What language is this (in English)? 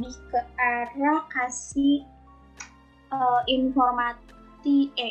Indonesian